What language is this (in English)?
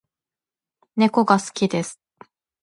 Japanese